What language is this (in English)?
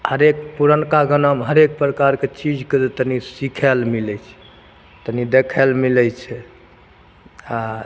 Maithili